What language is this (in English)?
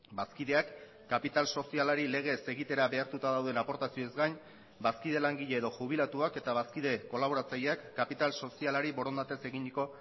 Basque